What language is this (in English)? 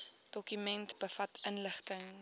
Afrikaans